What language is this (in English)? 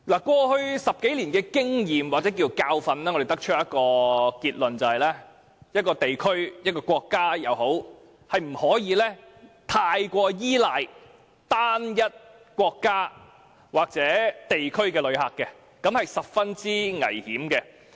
Cantonese